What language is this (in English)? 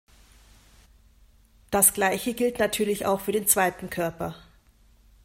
German